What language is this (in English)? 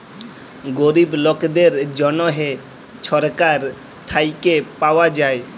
Bangla